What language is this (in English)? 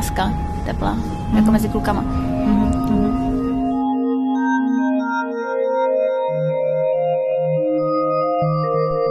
Czech